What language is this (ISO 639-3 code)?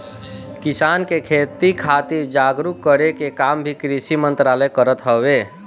bho